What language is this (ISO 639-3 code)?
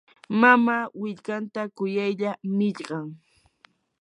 qur